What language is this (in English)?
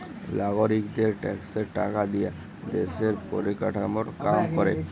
Bangla